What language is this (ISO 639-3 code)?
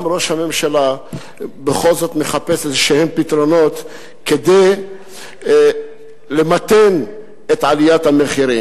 heb